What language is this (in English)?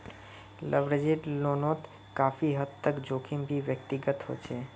Magahi